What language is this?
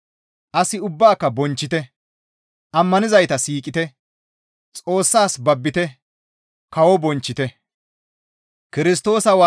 Gamo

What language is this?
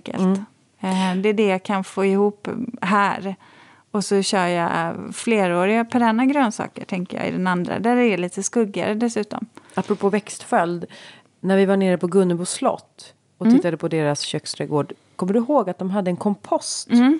Swedish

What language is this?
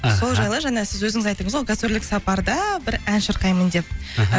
Kazakh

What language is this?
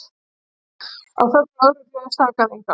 Icelandic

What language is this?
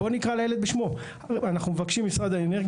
Hebrew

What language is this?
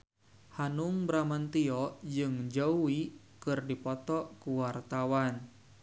Sundanese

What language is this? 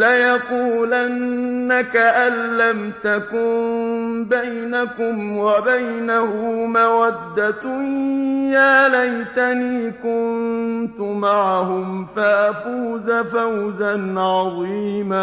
Arabic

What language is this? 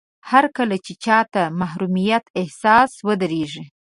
Pashto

